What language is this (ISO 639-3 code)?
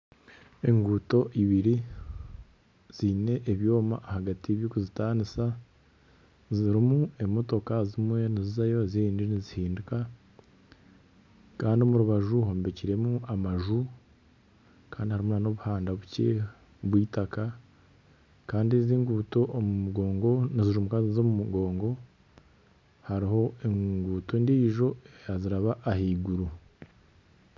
nyn